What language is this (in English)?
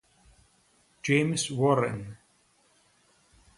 Italian